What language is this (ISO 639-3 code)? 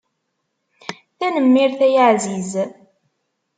kab